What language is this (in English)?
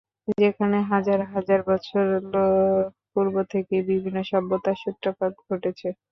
Bangla